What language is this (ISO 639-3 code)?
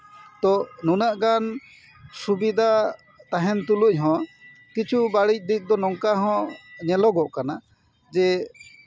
sat